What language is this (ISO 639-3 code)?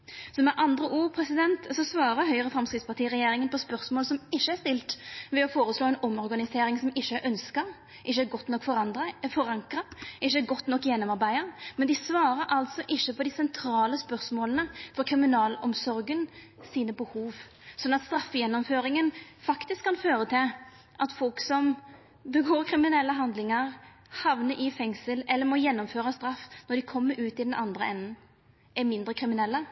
nno